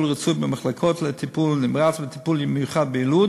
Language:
Hebrew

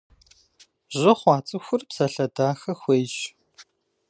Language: Kabardian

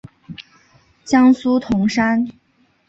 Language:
Chinese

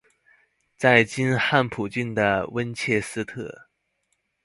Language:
Chinese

